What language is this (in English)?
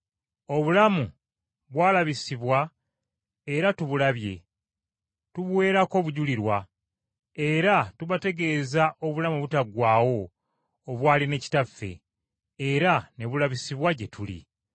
Ganda